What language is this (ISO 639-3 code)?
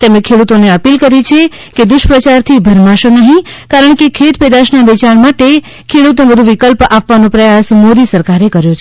guj